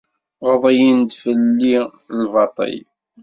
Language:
Kabyle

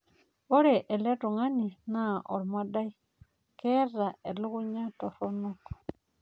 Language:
Masai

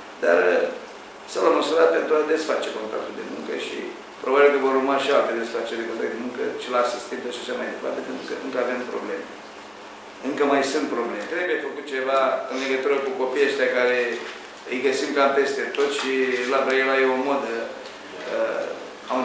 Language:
Romanian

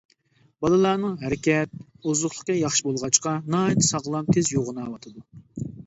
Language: Uyghur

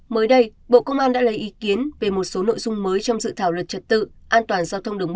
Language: Vietnamese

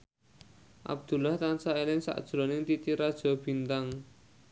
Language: Javanese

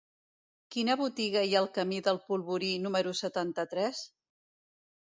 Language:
Catalan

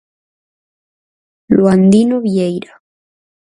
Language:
Galician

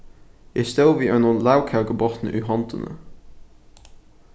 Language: Faroese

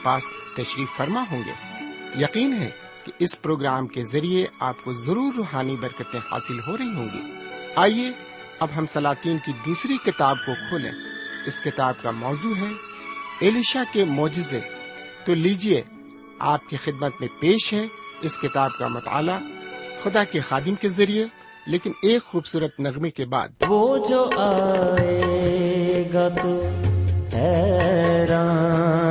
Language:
Urdu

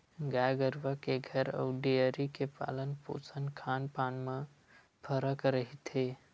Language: Chhattisgarhi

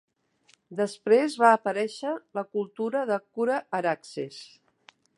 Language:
Catalan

